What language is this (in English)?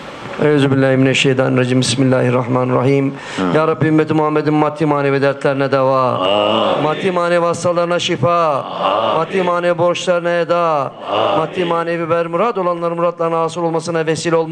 Turkish